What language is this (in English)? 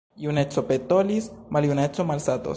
Esperanto